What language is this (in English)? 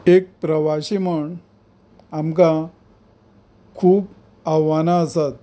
Konkani